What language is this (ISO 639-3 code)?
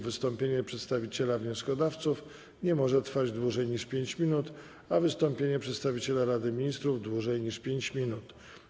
pol